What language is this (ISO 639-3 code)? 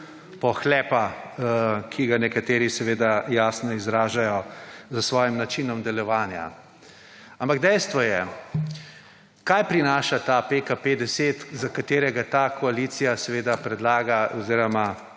slv